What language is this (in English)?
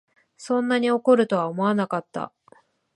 Japanese